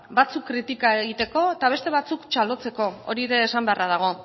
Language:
Basque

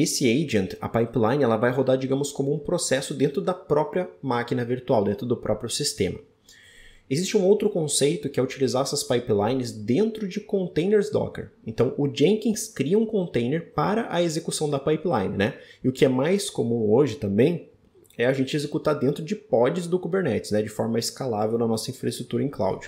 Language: Portuguese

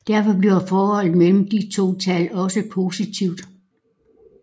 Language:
Danish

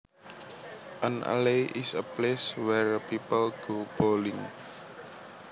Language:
Javanese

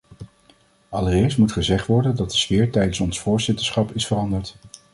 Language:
Dutch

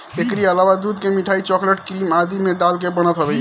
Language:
Bhojpuri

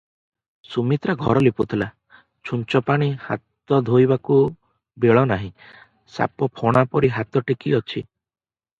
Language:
Odia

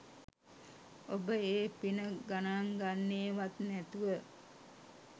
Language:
Sinhala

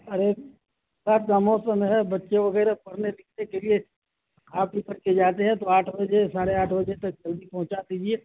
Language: Urdu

